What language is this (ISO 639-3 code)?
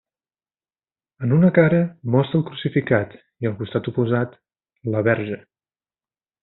cat